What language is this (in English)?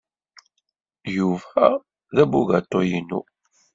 Kabyle